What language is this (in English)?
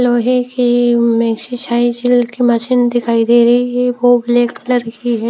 Hindi